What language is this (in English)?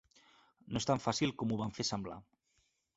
Catalan